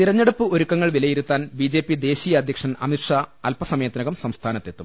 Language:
Malayalam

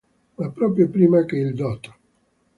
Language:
Italian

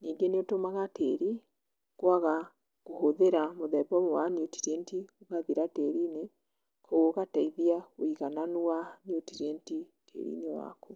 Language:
Kikuyu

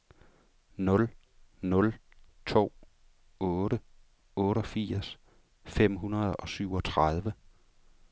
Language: Danish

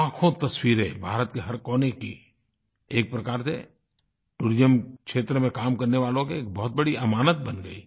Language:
Hindi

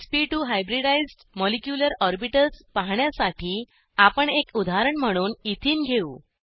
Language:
Marathi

